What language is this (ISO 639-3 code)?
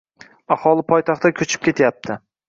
uzb